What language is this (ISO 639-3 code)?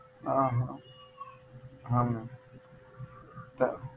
guj